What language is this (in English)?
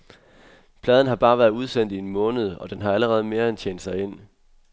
Danish